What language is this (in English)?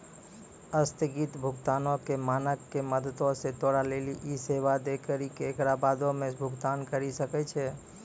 Maithili